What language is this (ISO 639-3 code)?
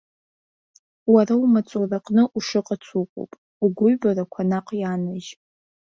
abk